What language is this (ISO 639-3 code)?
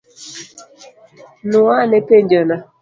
luo